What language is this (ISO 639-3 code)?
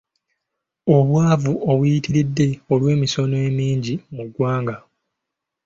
lug